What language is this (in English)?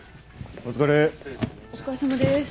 Japanese